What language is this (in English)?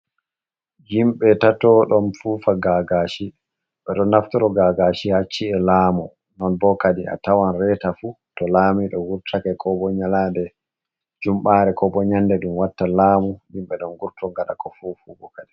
Fula